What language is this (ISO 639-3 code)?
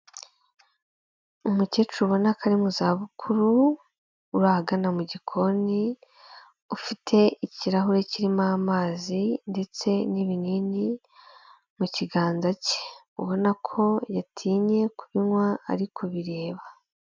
kin